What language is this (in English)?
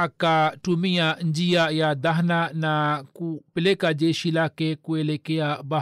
Swahili